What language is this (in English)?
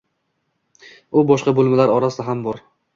Uzbek